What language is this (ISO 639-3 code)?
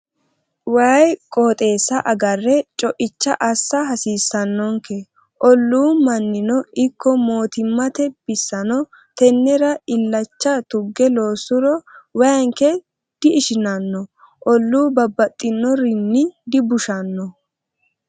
sid